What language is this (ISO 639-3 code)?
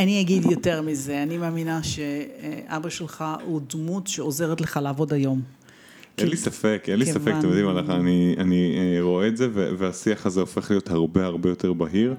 heb